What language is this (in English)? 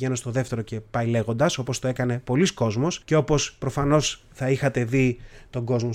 Greek